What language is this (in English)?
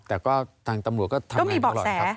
Thai